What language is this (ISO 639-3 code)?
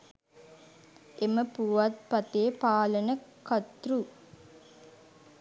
sin